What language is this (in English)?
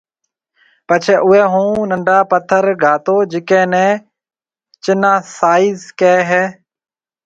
Marwari (Pakistan)